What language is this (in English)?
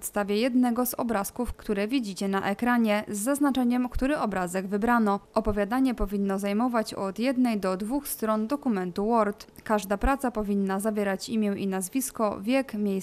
Polish